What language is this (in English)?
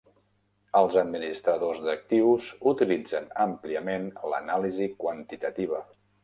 Catalan